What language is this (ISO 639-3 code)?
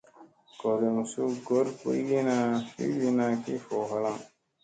mse